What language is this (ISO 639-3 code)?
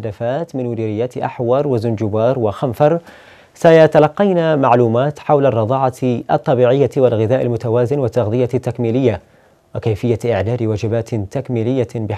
ara